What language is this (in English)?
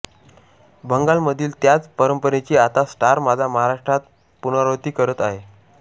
Marathi